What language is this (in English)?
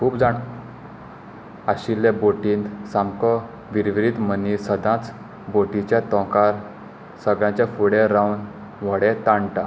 Konkani